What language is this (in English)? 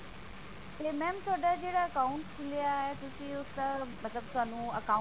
Punjabi